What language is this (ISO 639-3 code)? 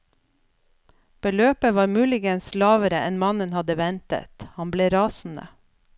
nor